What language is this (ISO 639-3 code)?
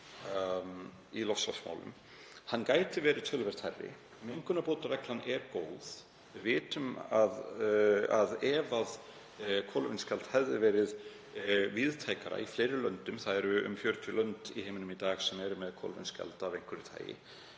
isl